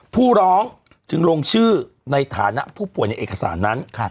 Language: Thai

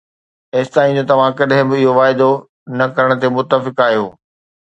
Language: Sindhi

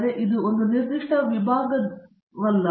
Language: Kannada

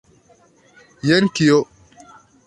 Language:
Esperanto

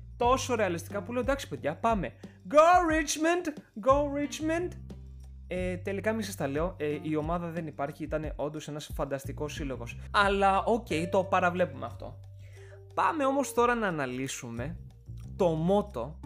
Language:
Greek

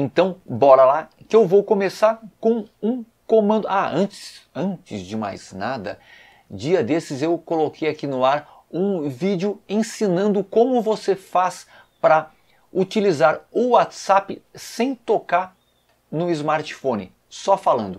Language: Portuguese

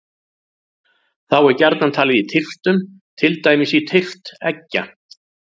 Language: Icelandic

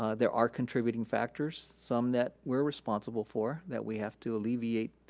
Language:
English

